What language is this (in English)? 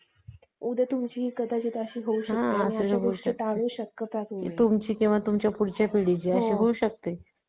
Marathi